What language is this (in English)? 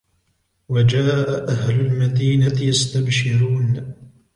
Arabic